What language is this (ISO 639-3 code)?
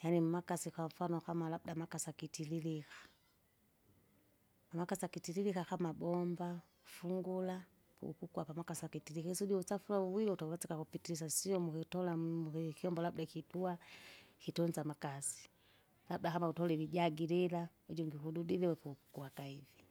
zga